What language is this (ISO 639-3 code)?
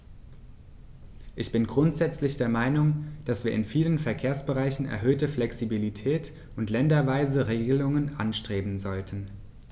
deu